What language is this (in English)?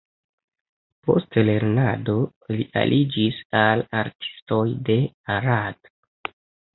Esperanto